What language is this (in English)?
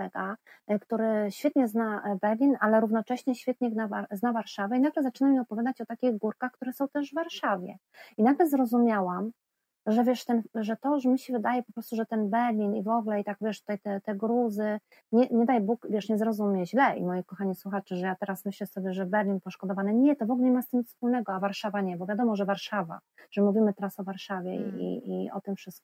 Polish